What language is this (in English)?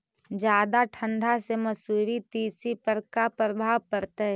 Magahi